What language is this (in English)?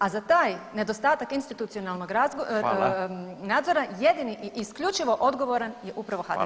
Croatian